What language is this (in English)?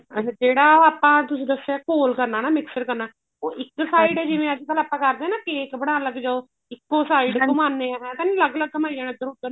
Punjabi